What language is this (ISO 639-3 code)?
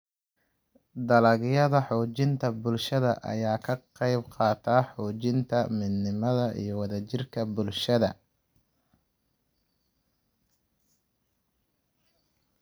som